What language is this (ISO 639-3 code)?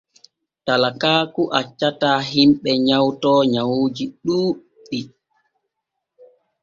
fue